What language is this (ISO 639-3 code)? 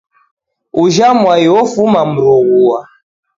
dav